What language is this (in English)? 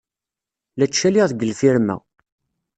Kabyle